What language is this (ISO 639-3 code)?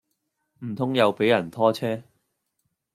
yue